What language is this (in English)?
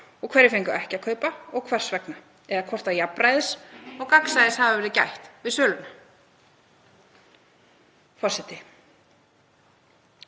Icelandic